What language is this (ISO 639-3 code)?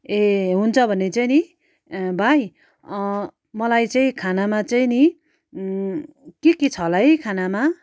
nep